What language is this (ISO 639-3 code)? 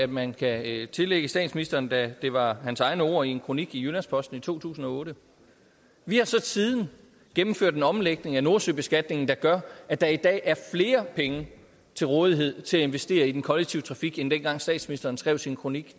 dan